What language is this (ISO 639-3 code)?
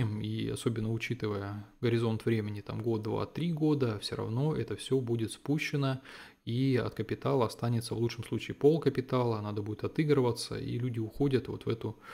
rus